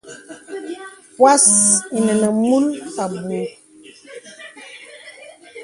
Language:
Bebele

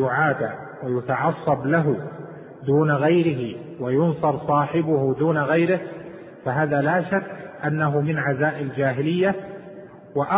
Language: Arabic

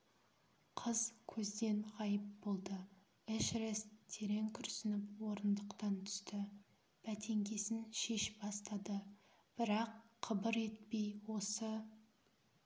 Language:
Kazakh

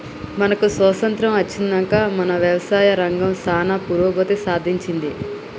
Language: Telugu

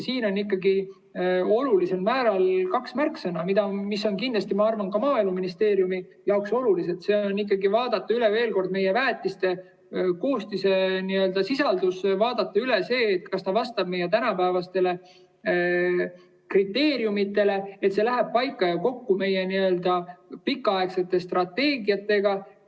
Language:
Estonian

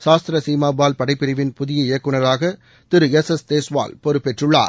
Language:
Tamil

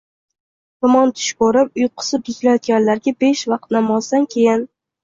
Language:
Uzbek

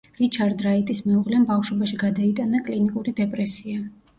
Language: Georgian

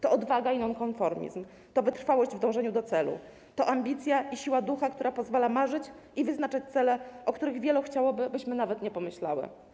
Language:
Polish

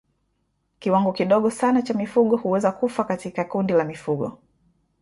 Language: Swahili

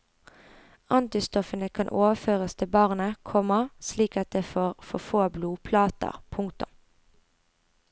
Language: Norwegian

